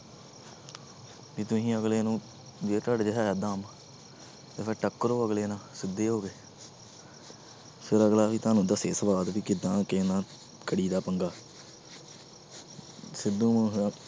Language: Punjabi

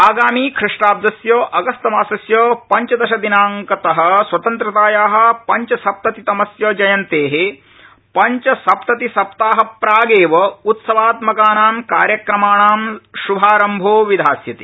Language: Sanskrit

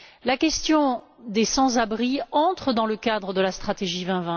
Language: French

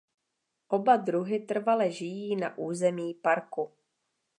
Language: Czech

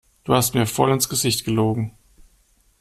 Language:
German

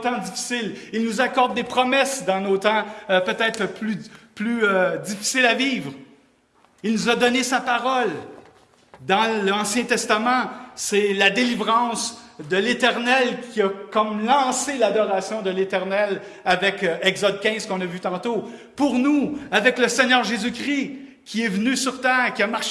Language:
French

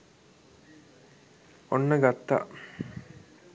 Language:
Sinhala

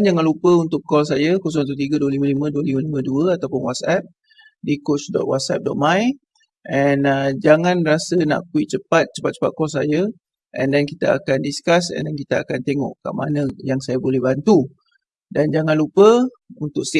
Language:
Malay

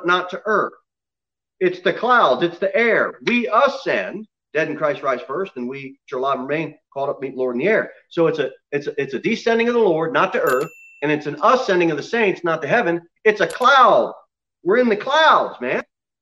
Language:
English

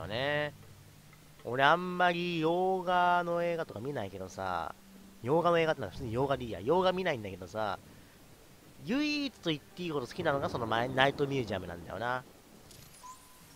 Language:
Japanese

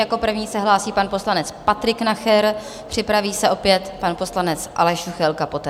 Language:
Czech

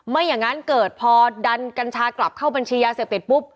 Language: Thai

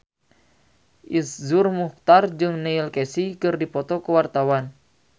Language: Sundanese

